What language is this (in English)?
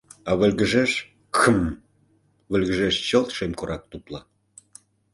Mari